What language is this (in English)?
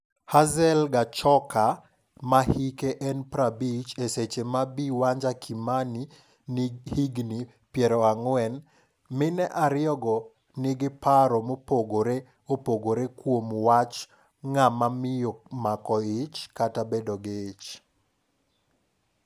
Luo (Kenya and Tanzania)